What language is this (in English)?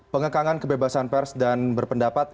Indonesian